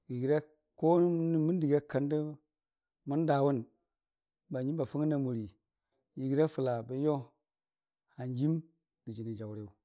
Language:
Dijim-Bwilim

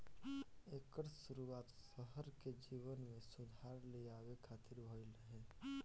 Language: Bhojpuri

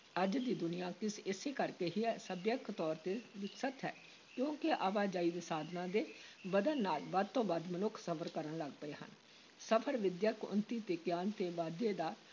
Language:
Punjabi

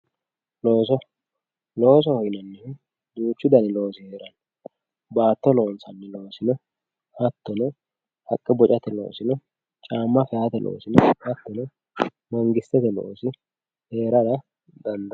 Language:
Sidamo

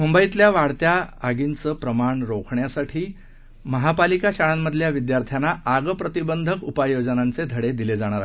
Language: Marathi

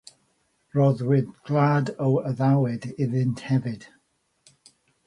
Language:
Welsh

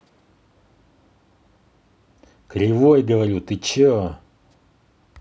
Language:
Russian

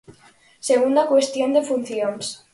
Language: Galician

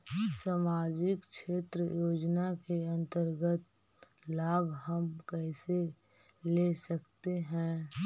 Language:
Magahi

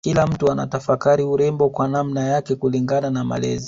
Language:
Swahili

